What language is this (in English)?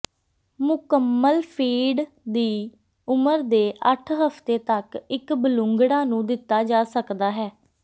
Punjabi